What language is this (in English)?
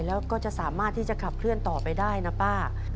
Thai